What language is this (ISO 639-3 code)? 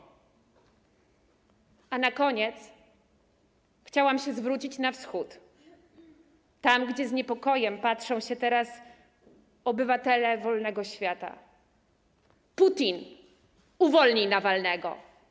pol